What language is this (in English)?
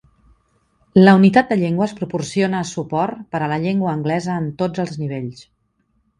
Catalan